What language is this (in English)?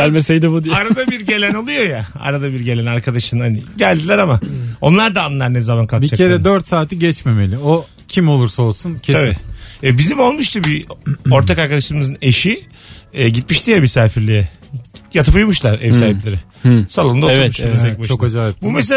Turkish